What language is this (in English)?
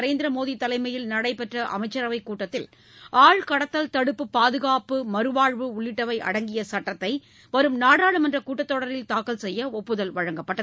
Tamil